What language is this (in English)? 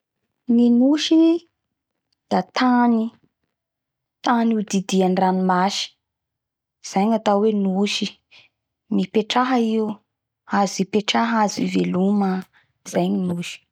Bara Malagasy